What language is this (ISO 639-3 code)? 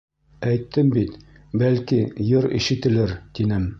bak